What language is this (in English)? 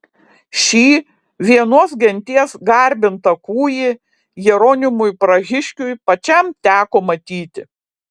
Lithuanian